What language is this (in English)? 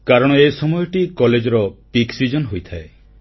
Odia